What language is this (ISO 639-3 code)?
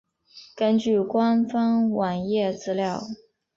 zho